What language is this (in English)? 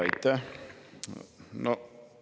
Estonian